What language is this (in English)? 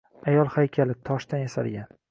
Uzbek